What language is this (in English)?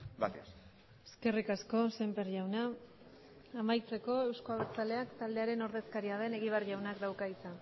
Basque